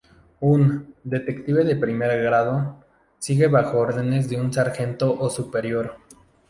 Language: Spanish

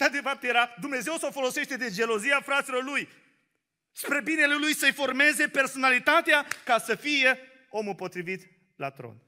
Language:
Romanian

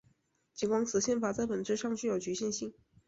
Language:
Chinese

